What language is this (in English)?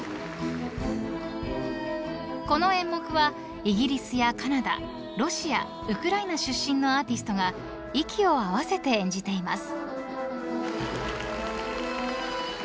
Japanese